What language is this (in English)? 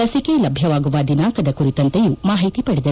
Kannada